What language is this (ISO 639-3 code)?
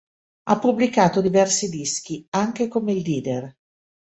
ita